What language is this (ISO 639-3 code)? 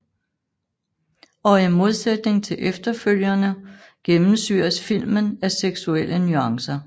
dan